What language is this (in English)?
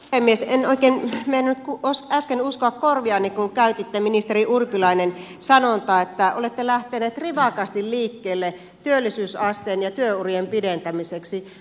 Finnish